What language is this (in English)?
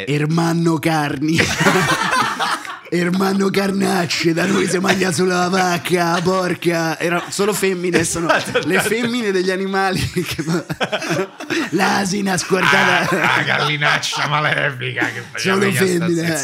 Italian